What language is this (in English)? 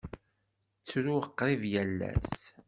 Kabyle